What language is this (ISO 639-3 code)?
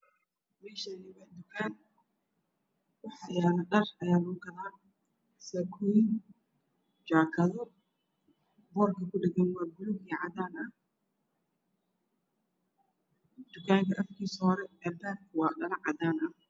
som